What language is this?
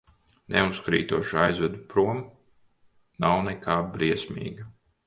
Latvian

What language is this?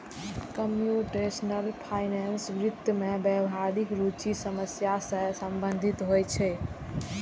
Maithili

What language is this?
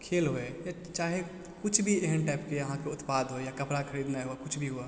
Maithili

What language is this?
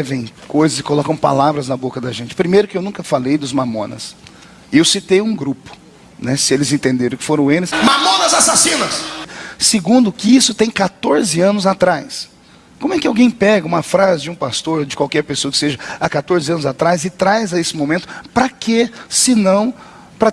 Portuguese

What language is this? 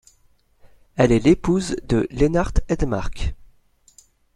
French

